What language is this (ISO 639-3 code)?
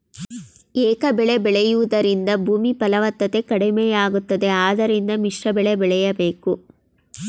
kan